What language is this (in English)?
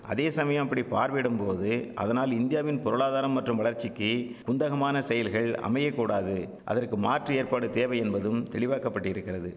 Tamil